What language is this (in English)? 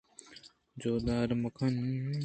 Eastern Balochi